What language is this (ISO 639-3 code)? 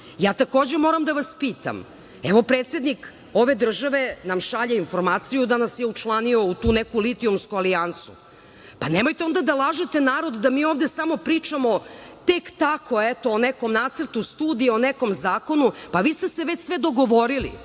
srp